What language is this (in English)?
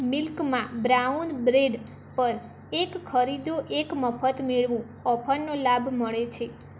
Gujarati